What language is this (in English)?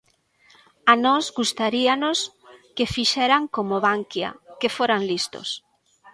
Galician